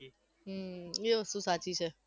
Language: Gujarati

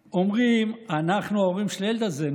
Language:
Hebrew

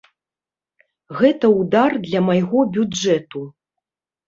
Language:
Belarusian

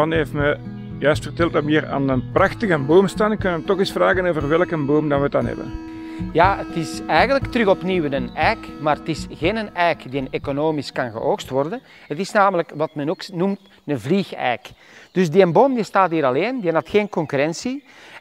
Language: Dutch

